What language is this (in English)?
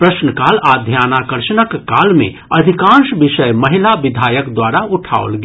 Maithili